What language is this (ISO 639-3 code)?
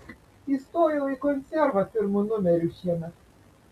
lit